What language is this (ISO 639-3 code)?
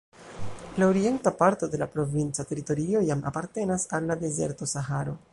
epo